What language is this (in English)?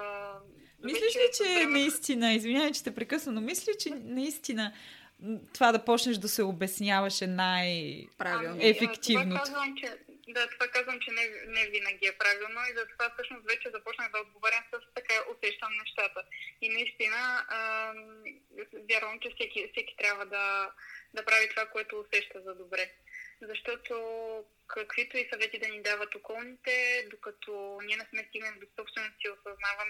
Bulgarian